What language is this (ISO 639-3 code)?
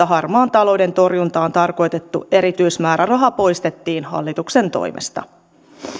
fin